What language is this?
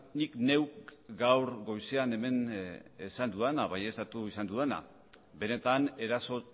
Basque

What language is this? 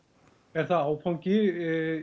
Icelandic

